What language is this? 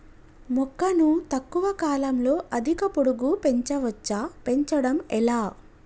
Telugu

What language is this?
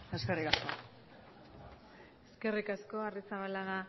Basque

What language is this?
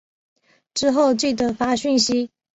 Chinese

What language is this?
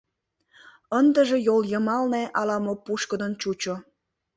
Mari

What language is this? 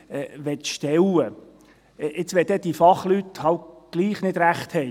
Swiss German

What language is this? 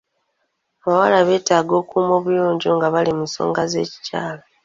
Ganda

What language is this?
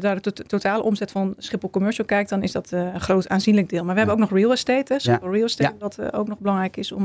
Dutch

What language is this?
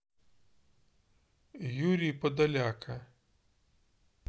Russian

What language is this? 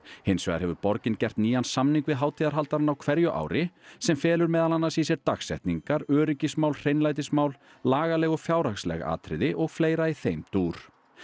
Icelandic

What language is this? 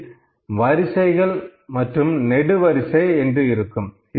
Tamil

